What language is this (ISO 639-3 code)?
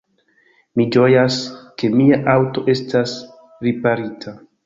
epo